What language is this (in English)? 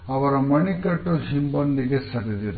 Kannada